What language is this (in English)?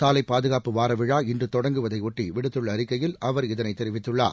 Tamil